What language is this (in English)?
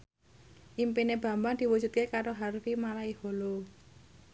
Javanese